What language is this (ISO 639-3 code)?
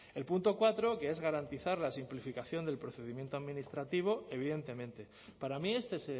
spa